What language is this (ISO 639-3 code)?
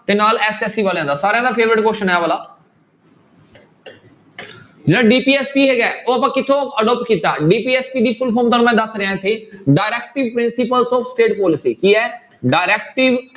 pan